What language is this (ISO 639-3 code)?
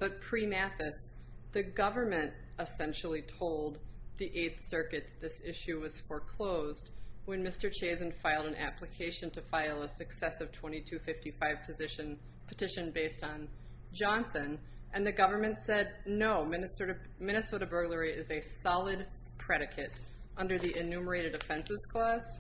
eng